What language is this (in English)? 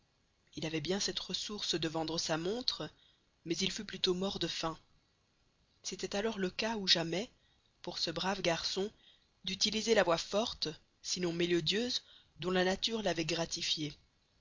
French